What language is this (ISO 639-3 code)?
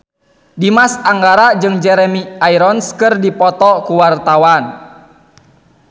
sun